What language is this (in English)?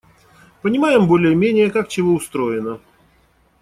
Russian